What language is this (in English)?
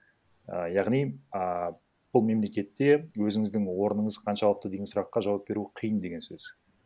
Kazakh